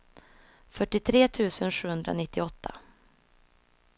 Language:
Swedish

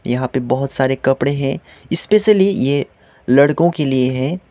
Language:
Hindi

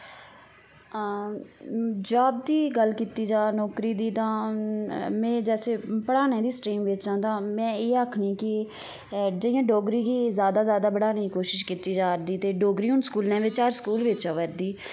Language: Dogri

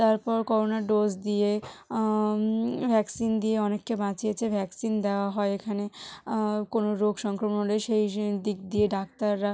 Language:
Bangla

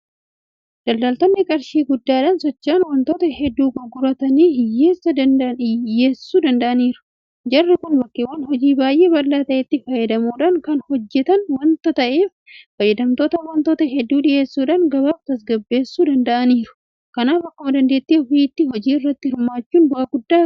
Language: Oromo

